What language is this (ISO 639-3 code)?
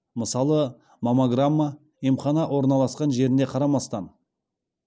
kaz